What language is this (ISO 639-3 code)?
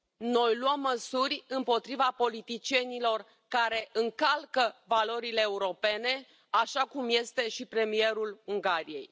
ron